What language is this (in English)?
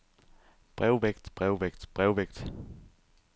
Danish